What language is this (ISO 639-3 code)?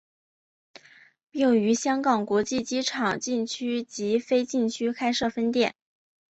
zho